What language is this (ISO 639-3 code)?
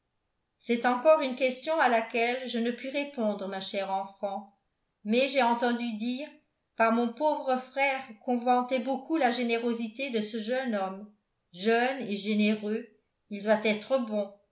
fra